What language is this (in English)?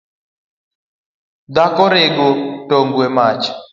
Luo (Kenya and Tanzania)